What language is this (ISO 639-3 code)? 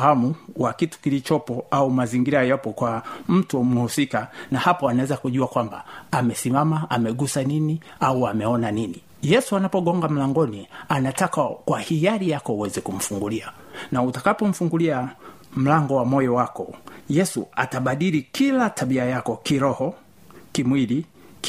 swa